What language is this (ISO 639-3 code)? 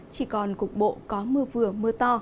vie